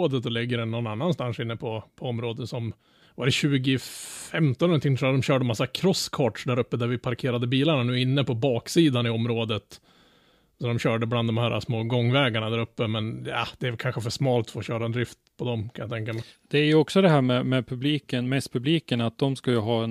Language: Swedish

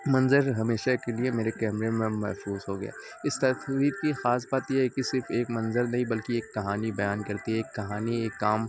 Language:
Urdu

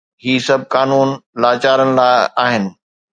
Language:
Sindhi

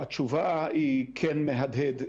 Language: Hebrew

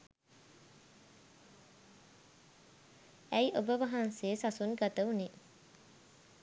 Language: Sinhala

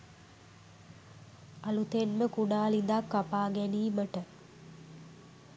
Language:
Sinhala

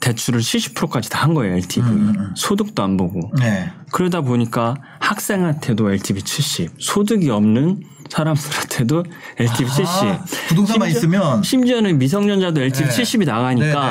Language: Korean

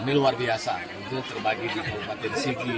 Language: Indonesian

